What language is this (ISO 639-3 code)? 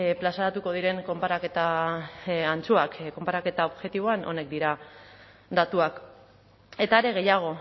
eus